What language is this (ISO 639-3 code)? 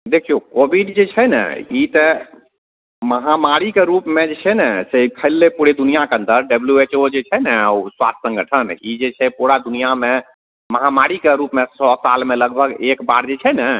mai